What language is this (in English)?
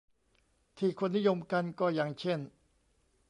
Thai